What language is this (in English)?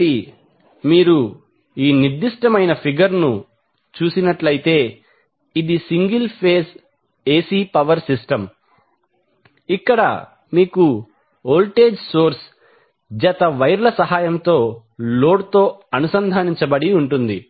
Telugu